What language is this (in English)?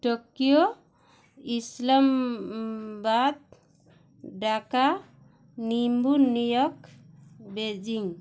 Odia